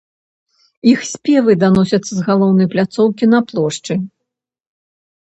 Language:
Belarusian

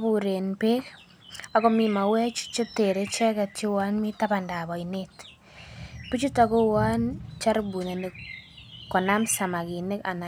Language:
Kalenjin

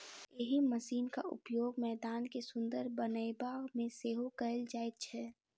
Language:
Maithili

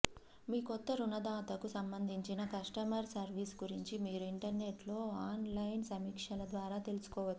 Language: Telugu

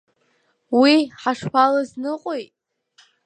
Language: Abkhazian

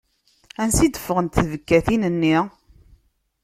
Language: Kabyle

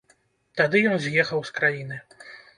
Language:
Belarusian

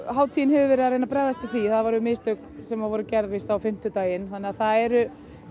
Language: Icelandic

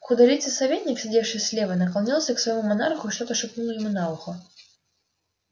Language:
Russian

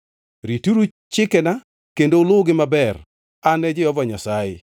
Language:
Luo (Kenya and Tanzania)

